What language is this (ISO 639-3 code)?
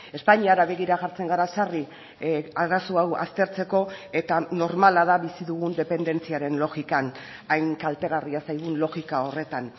eus